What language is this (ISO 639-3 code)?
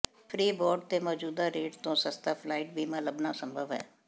pan